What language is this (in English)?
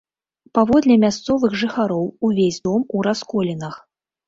Belarusian